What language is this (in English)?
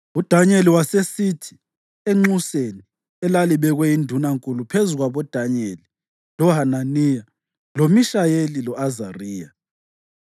North Ndebele